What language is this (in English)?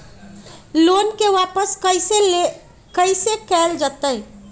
Magahi